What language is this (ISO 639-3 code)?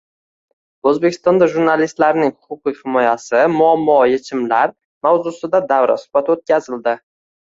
uzb